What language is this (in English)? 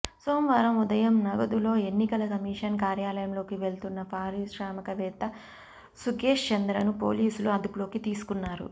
Telugu